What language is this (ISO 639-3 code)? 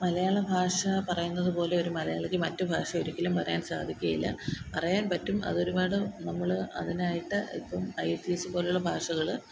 mal